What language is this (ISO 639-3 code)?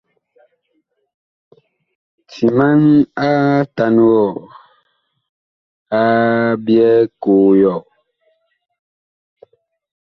bkh